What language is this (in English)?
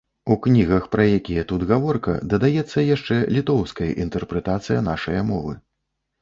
Belarusian